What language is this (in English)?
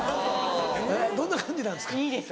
Japanese